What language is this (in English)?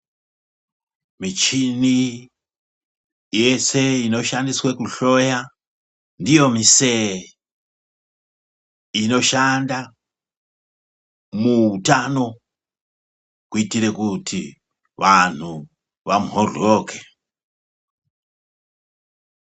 Ndau